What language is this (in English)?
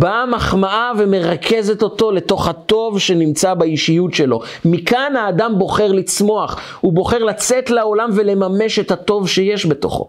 Hebrew